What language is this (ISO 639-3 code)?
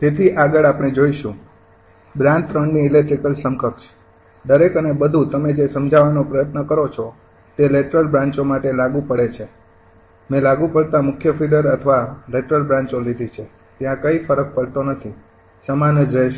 guj